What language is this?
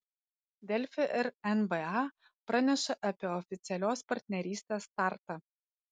Lithuanian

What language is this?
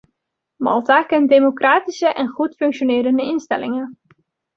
Dutch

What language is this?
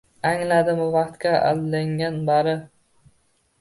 Uzbek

